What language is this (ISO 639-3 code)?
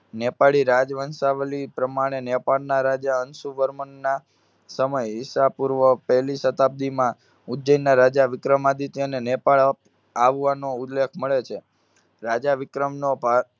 guj